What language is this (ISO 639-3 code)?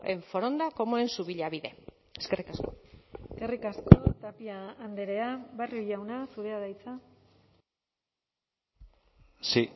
eus